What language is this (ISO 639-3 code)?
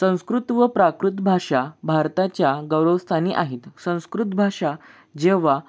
mar